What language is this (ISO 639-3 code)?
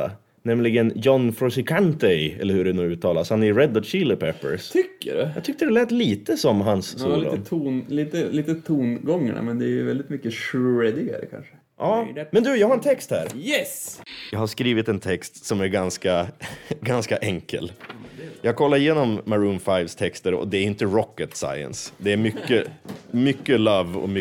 swe